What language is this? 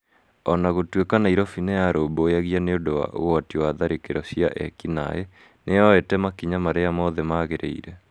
Kikuyu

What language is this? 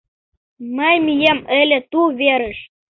Mari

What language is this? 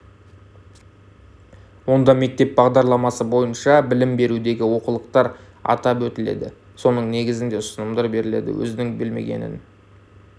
Kazakh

